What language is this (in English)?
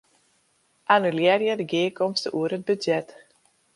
Western Frisian